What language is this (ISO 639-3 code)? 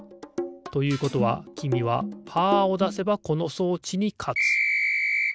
jpn